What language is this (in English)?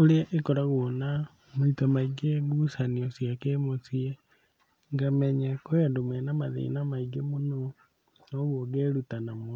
Kikuyu